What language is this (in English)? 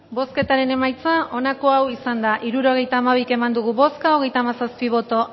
Basque